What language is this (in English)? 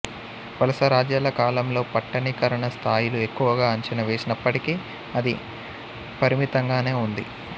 Telugu